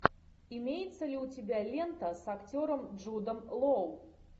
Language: Russian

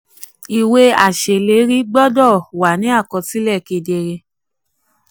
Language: Yoruba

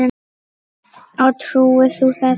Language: Icelandic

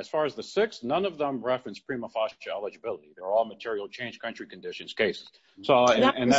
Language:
English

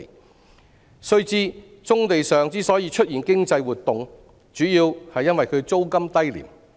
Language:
Cantonese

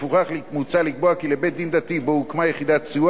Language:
Hebrew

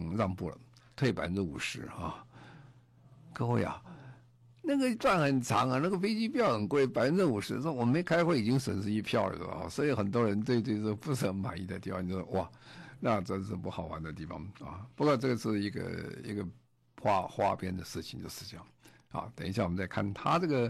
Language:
Chinese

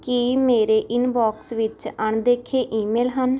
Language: Punjabi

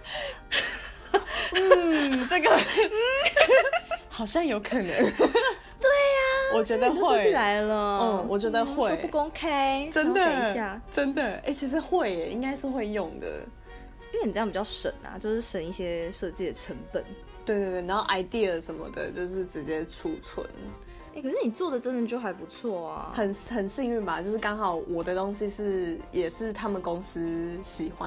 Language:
Chinese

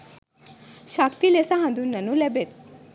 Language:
Sinhala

